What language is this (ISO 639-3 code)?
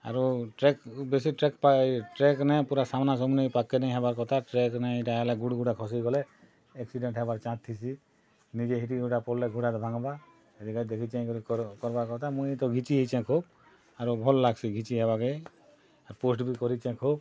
ori